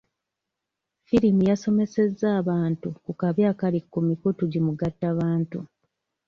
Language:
Ganda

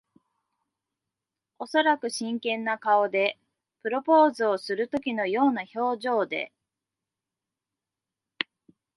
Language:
Japanese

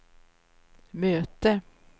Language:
Swedish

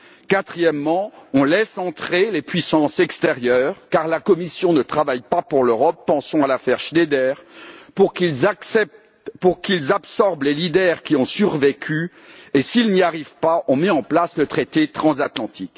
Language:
French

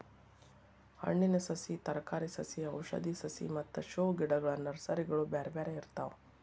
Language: Kannada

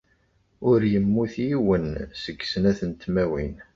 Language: Kabyle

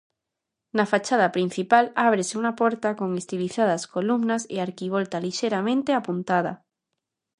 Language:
Galician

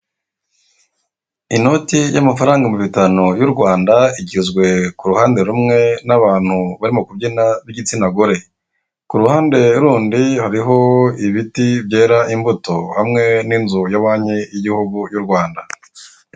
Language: Kinyarwanda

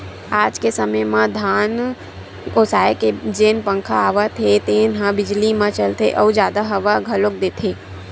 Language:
Chhattisgarhi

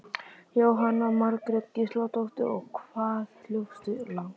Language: Icelandic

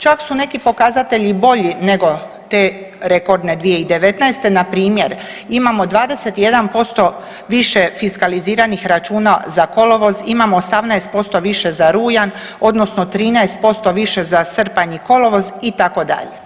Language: Croatian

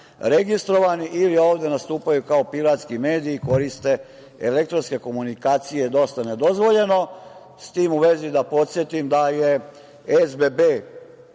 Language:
Serbian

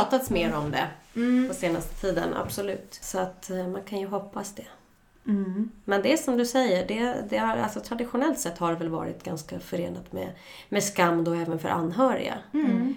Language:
Swedish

